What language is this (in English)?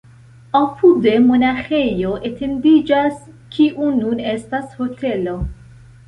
Esperanto